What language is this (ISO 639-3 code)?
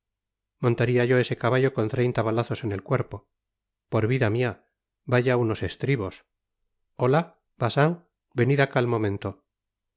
spa